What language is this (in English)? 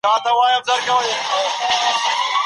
Pashto